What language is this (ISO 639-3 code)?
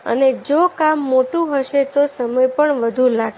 guj